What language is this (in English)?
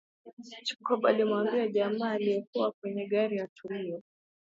Swahili